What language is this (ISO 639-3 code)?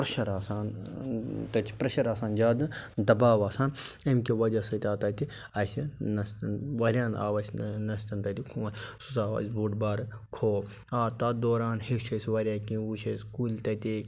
kas